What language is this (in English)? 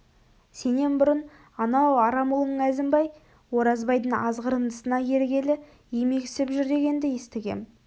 Kazakh